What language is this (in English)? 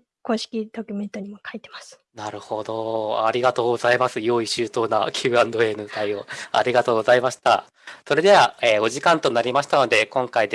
Japanese